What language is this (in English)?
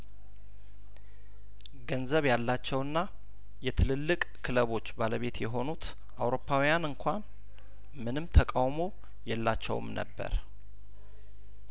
Amharic